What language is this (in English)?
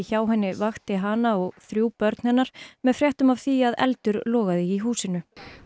Icelandic